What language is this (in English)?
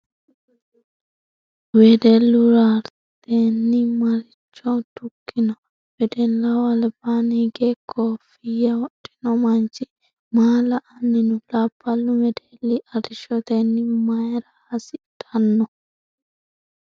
Sidamo